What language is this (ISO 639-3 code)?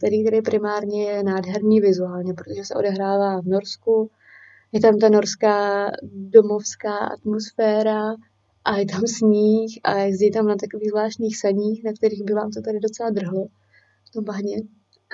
ces